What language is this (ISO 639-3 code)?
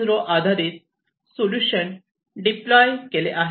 mar